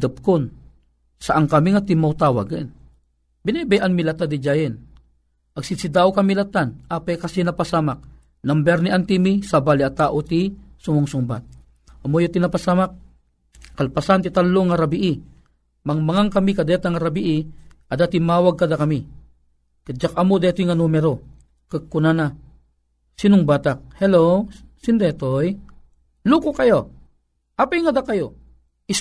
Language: Filipino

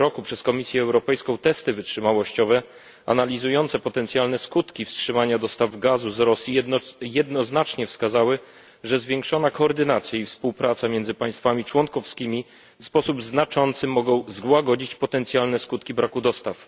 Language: Polish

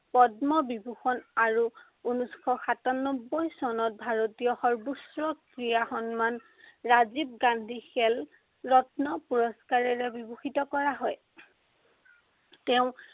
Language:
Assamese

